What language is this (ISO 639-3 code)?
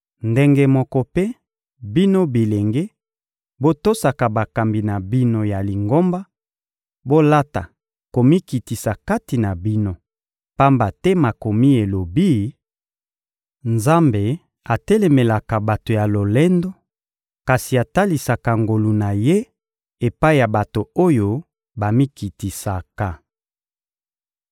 lin